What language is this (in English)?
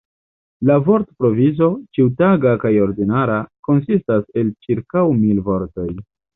Esperanto